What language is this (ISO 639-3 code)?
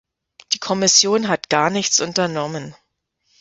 deu